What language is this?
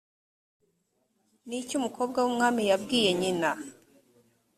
Kinyarwanda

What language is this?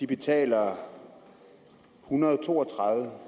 Danish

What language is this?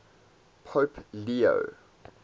English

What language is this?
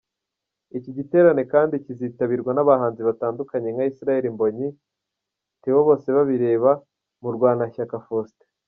Kinyarwanda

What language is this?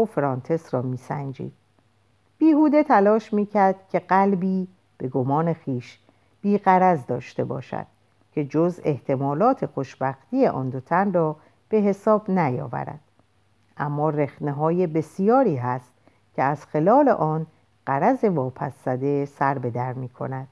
Persian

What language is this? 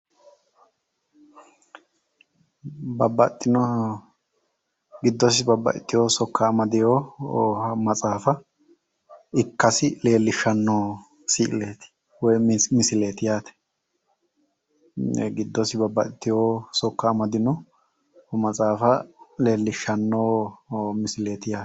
Sidamo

